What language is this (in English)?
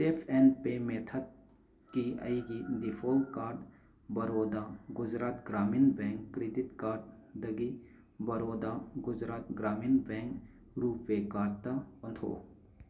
Manipuri